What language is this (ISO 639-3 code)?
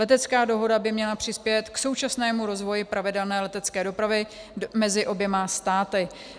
ces